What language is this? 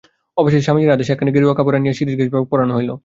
Bangla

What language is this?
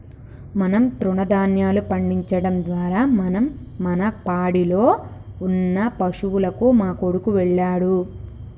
Telugu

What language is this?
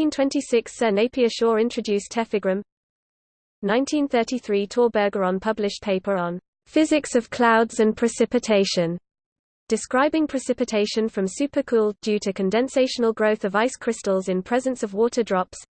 English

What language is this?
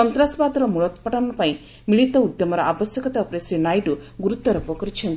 Odia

